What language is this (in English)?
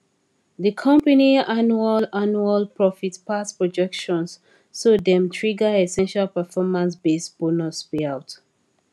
Nigerian Pidgin